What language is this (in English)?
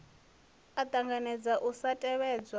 Venda